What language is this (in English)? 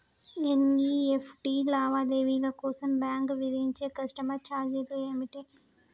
Telugu